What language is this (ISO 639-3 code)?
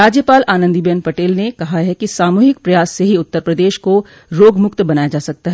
hin